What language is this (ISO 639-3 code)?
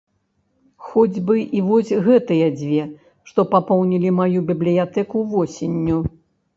bel